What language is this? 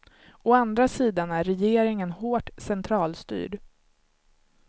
Swedish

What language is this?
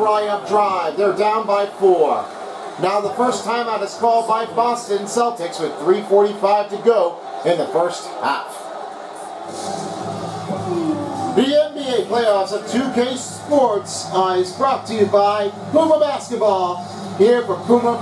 English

